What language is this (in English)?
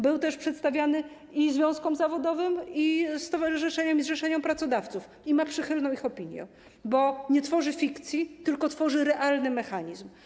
Polish